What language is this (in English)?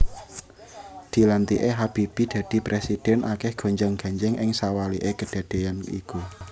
Javanese